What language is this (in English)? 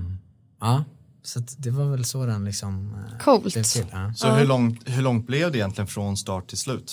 Swedish